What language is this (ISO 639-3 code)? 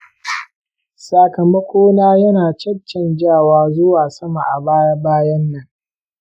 hau